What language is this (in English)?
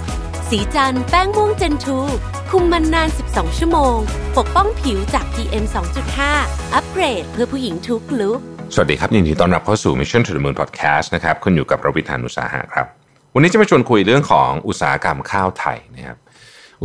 Thai